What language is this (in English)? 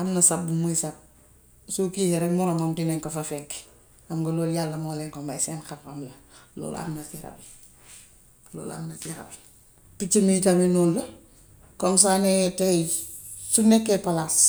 Gambian Wolof